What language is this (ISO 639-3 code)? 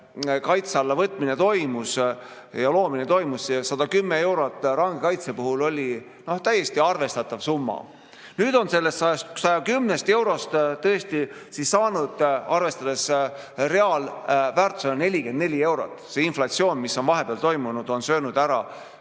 est